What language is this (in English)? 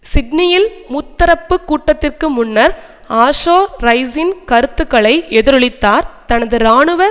Tamil